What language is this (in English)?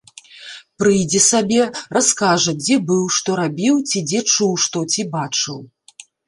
Belarusian